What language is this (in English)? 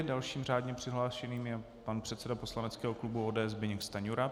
Czech